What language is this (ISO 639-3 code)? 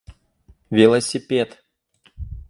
rus